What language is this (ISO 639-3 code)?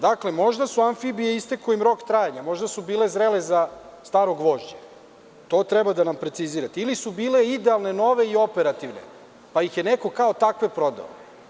srp